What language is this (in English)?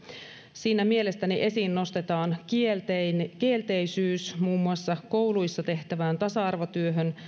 Finnish